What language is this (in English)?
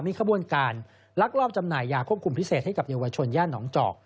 Thai